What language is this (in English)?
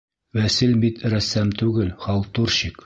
Bashkir